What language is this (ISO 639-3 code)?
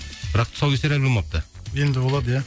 kaz